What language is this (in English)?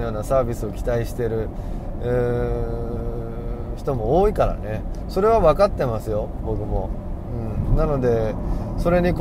Japanese